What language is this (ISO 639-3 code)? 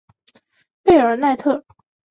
zho